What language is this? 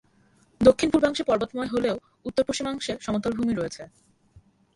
Bangla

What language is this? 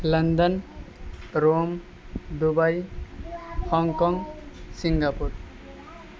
Maithili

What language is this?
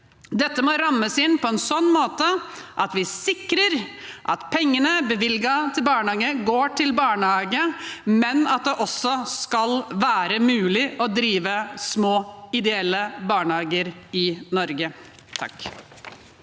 Norwegian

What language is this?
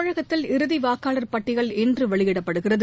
Tamil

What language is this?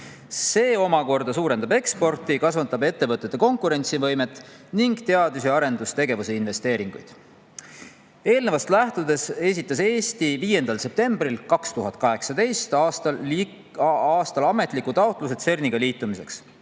Estonian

